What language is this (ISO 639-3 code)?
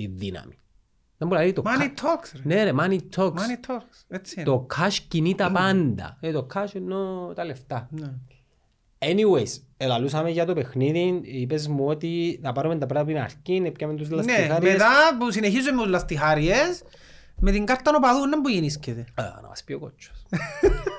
ell